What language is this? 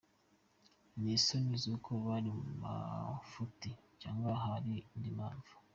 Kinyarwanda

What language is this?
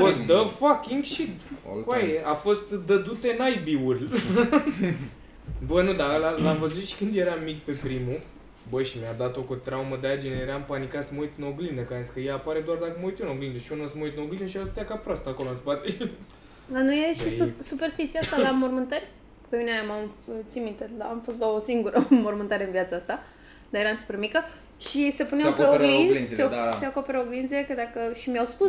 Romanian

